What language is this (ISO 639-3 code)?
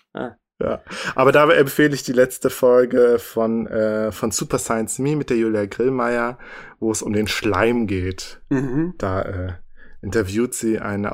deu